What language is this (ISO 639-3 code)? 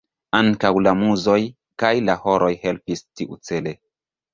epo